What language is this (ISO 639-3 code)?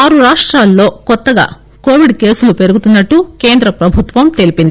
tel